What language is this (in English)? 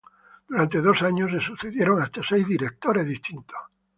Spanish